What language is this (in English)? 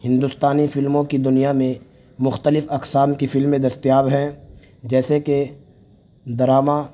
Urdu